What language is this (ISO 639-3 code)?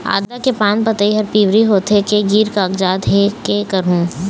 hne